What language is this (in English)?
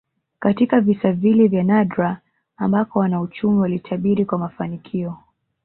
Swahili